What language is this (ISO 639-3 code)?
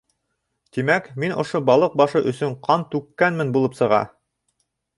bak